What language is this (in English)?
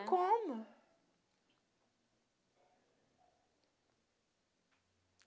Portuguese